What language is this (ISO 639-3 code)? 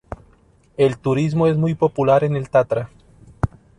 spa